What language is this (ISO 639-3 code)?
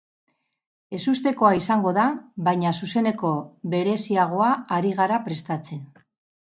eus